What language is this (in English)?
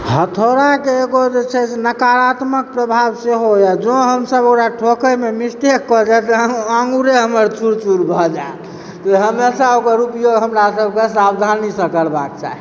Maithili